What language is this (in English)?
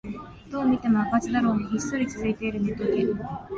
Japanese